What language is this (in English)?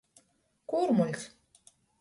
Latgalian